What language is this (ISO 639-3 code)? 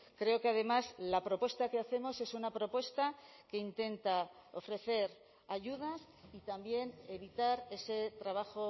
spa